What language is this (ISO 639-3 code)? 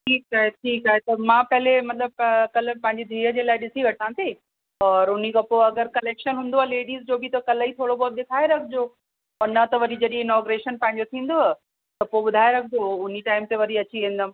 snd